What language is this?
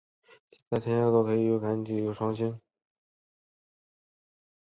Chinese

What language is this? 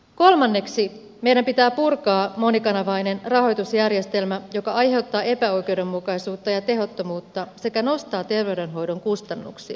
Finnish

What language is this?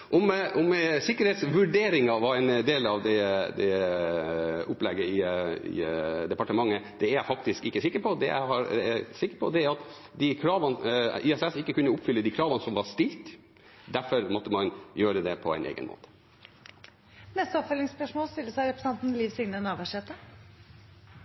Norwegian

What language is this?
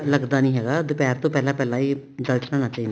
Punjabi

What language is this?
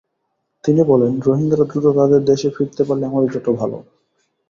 Bangla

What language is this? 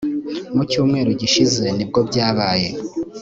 Kinyarwanda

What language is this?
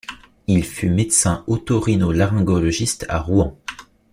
French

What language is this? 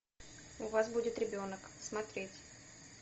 Russian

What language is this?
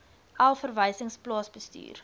Afrikaans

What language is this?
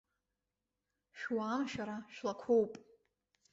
Abkhazian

